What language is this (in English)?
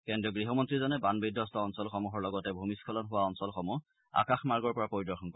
Assamese